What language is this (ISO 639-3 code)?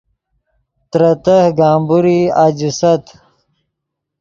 ydg